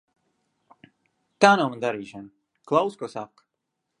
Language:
Latvian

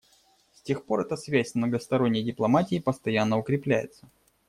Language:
Russian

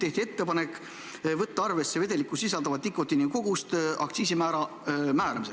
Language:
Estonian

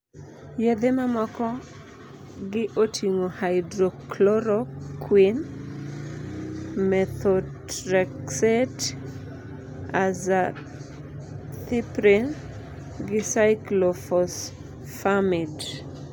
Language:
Luo (Kenya and Tanzania)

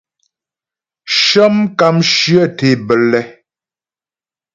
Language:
Ghomala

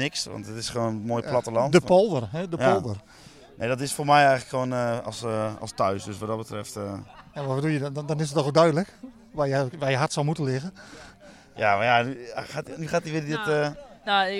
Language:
Dutch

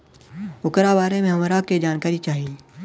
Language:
Bhojpuri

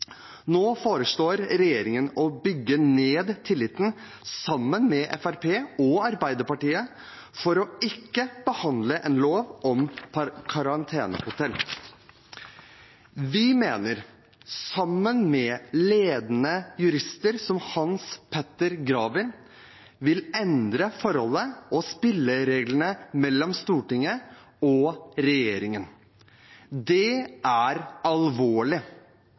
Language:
Norwegian Bokmål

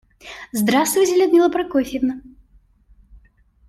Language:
Russian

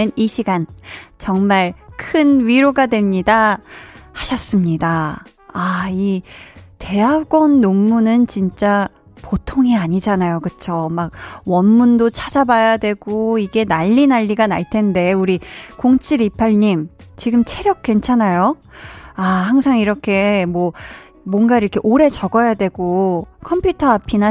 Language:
Korean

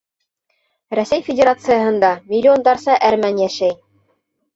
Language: Bashkir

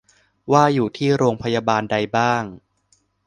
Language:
Thai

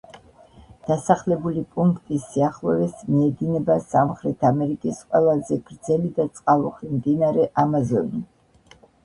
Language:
Georgian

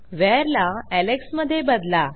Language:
Marathi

